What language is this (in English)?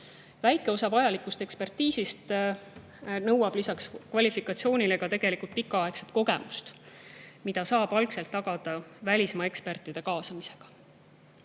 Estonian